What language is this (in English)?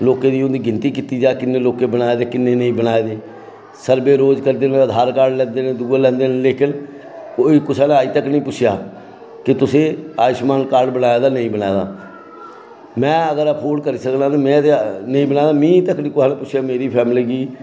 Dogri